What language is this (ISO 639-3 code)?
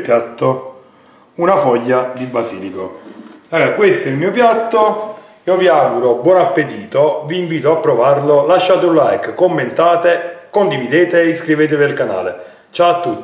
ita